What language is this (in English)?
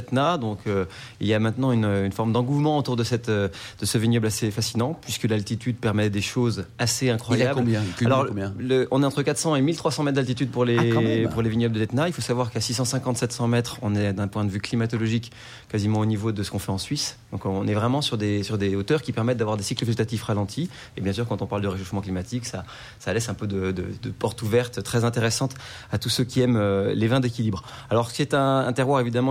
French